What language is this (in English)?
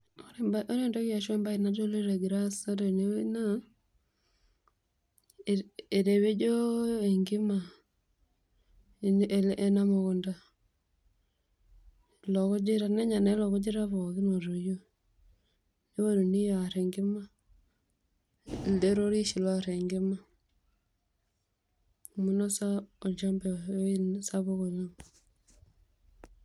Masai